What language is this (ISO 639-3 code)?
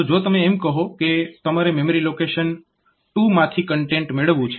guj